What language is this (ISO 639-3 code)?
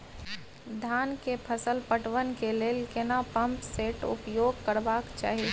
mai